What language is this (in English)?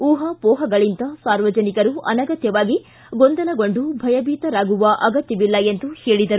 Kannada